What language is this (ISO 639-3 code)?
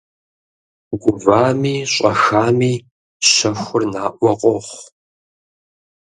kbd